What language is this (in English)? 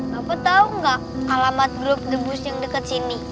Indonesian